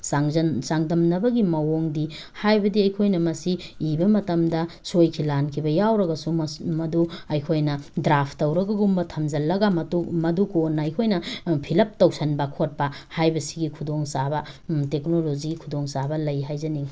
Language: Manipuri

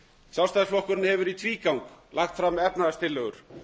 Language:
Icelandic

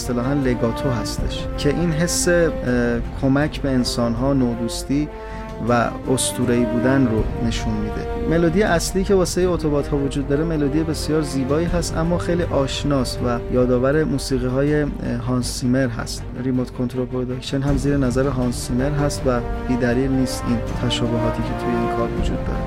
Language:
Persian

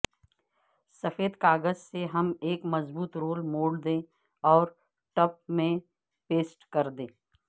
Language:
Urdu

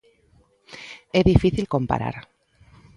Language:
Galician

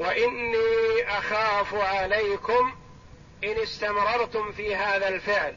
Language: Arabic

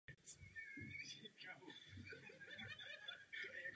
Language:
Czech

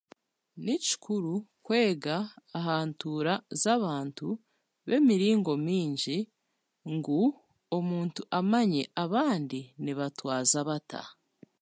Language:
Chiga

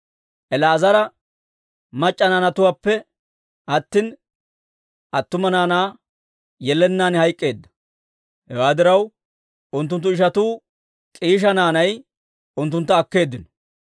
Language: Dawro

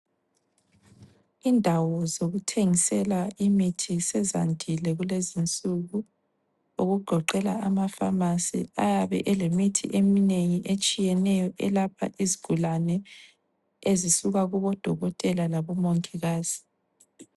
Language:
North Ndebele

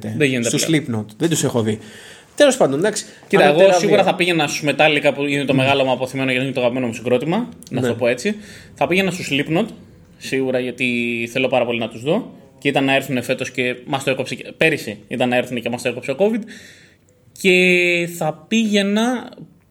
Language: Greek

